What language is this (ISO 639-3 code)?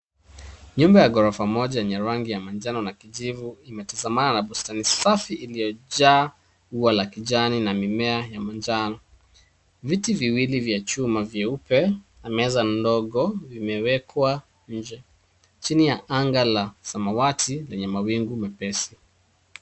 swa